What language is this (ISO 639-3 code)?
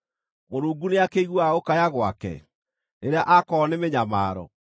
kik